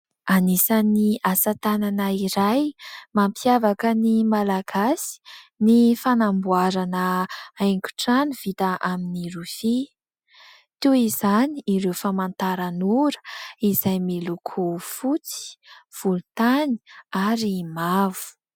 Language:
Malagasy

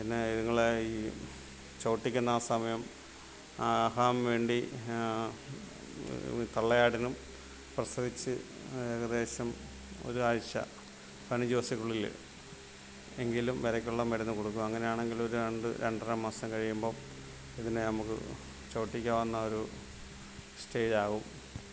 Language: Malayalam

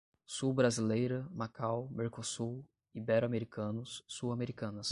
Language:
Portuguese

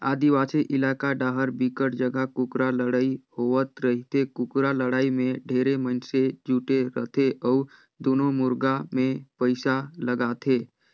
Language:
Chhattisgarhi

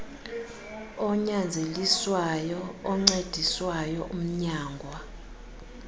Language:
Xhosa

